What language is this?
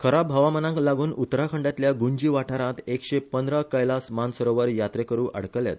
Konkani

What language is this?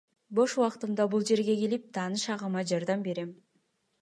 Kyrgyz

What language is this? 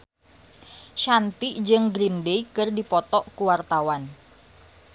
Sundanese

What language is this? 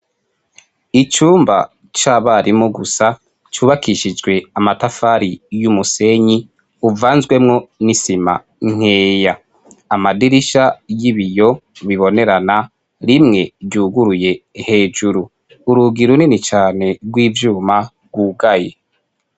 Rundi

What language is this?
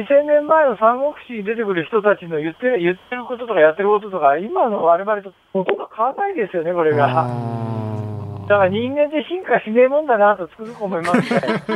Japanese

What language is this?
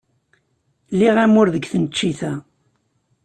Kabyle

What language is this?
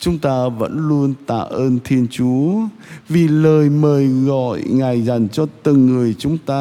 Vietnamese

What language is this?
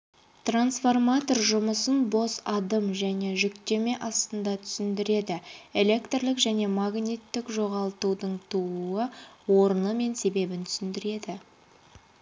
Kazakh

